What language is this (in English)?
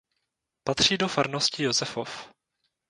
Czech